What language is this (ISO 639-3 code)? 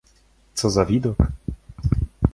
pol